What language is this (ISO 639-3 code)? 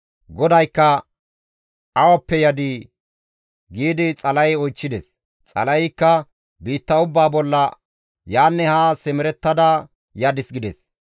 gmv